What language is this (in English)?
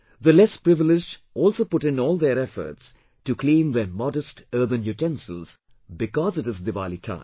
English